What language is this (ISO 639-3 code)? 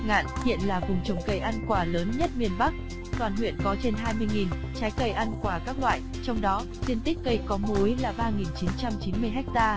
vie